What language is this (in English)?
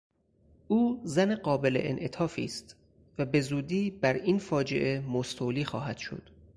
Persian